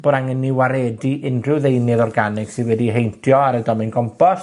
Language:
Welsh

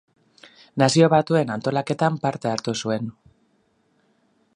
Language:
Basque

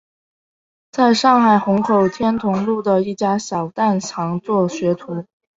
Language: Chinese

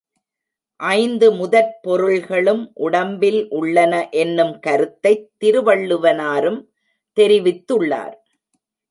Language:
Tamil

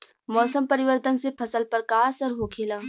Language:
Bhojpuri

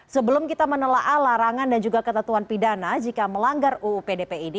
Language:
Indonesian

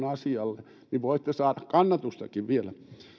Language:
Finnish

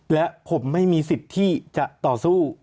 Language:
Thai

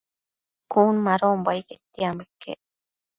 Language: Matsés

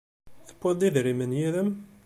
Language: Kabyle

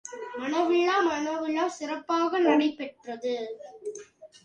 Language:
Tamil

